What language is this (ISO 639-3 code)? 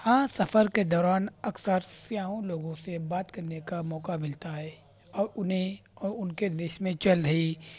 urd